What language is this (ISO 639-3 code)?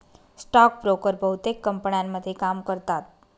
mar